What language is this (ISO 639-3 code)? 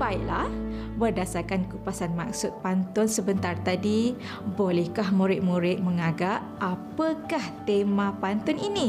msa